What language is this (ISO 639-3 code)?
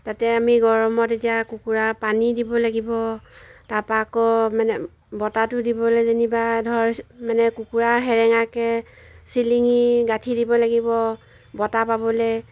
asm